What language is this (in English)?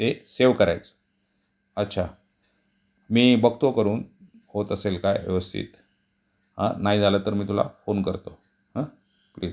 Marathi